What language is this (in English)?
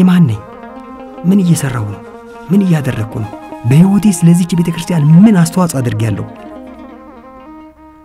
Arabic